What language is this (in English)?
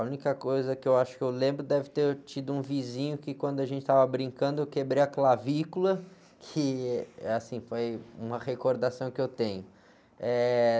Portuguese